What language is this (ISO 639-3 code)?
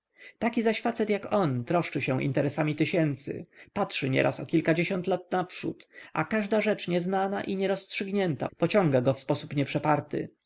pol